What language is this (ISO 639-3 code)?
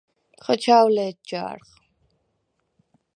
sva